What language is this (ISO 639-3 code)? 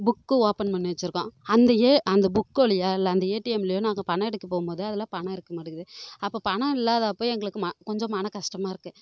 tam